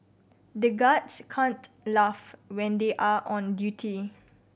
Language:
English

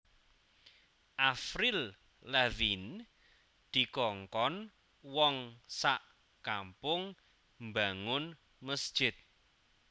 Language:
Javanese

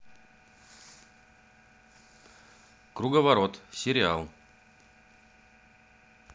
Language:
Russian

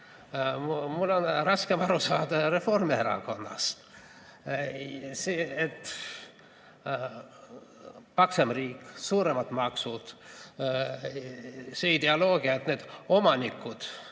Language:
Estonian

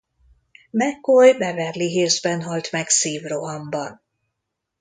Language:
Hungarian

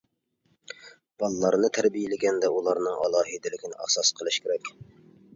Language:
Uyghur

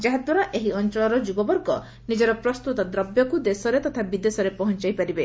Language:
Odia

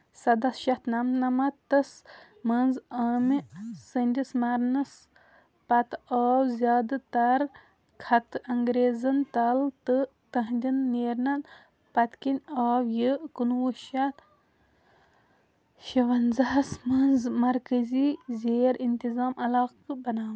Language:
Kashmiri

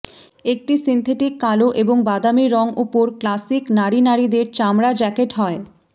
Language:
Bangla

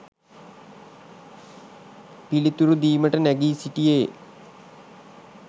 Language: Sinhala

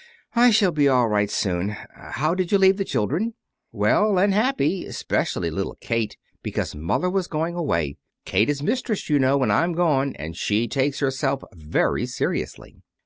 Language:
English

